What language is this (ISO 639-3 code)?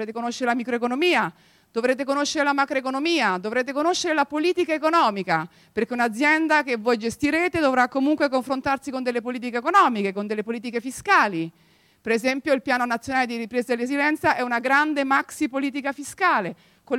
ita